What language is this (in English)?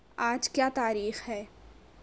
Urdu